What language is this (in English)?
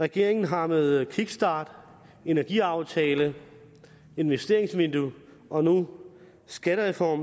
Danish